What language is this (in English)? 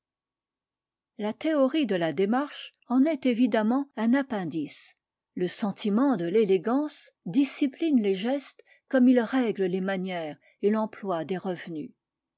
French